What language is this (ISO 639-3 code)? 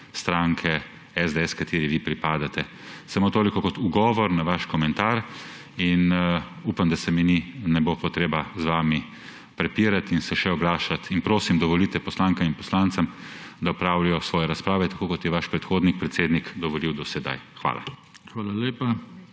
slv